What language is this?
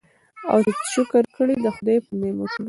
Pashto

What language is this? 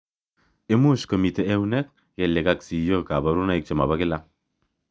Kalenjin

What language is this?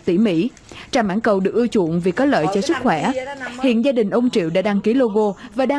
Vietnamese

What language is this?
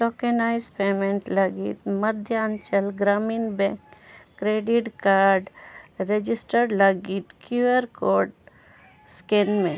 Santali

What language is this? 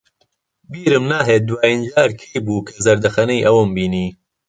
Central Kurdish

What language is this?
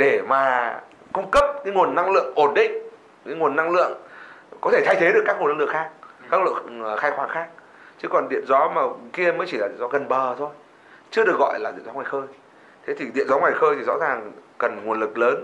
Vietnamese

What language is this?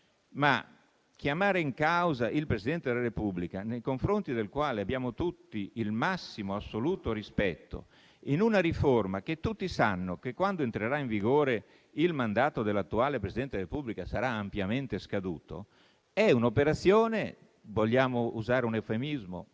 Italian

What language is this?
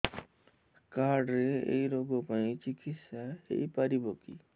Odia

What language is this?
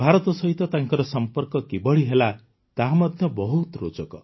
Odia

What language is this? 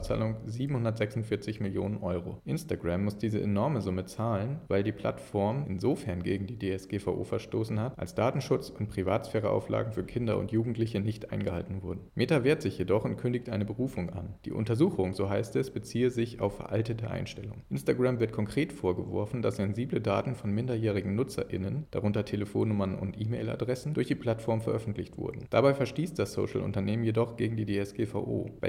German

